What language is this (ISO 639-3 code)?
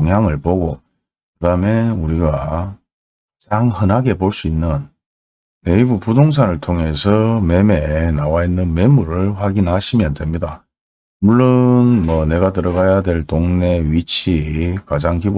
kor